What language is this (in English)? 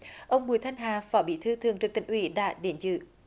Vietnamese